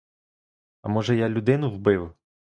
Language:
Ukrainian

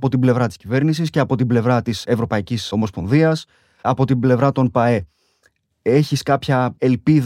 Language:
Greek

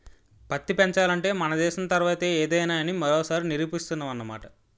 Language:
Telugu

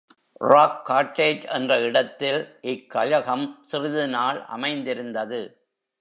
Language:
Tamil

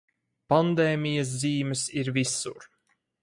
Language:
Latvian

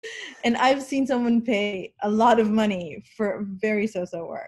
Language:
Hebrew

